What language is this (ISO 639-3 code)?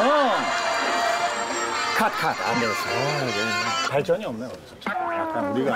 kor